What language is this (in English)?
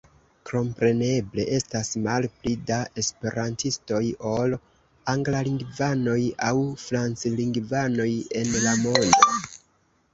Esperanto